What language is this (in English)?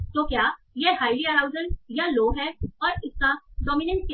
Hindi